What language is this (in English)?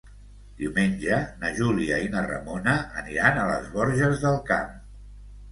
Catalan